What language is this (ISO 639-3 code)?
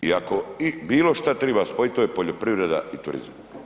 hrv